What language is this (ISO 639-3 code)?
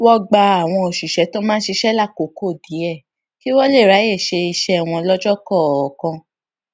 yor